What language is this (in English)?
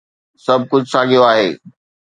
Sindhi